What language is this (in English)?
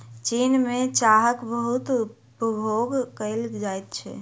Maithili